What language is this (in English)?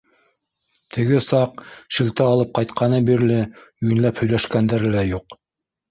Bashkir